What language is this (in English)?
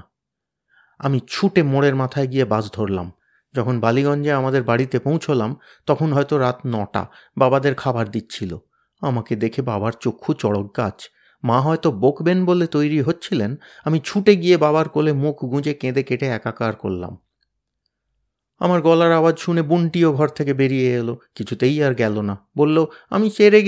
Bangla